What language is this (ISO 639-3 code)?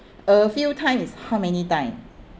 eng